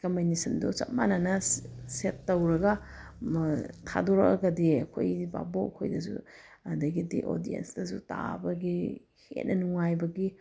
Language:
Manipuri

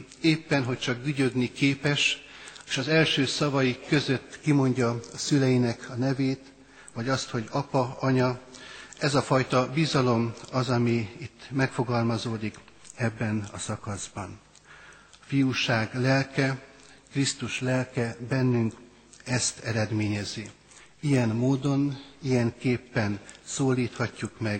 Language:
Hungarian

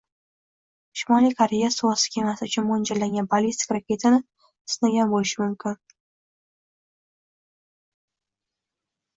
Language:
Uzbek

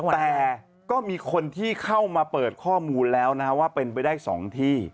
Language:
Thai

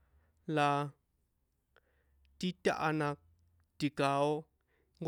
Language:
San Juan Atzingo Popoloca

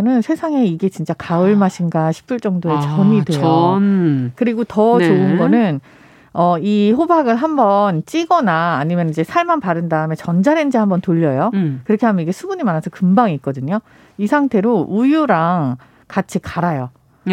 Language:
Korean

